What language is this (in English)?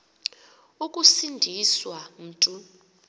Xhosa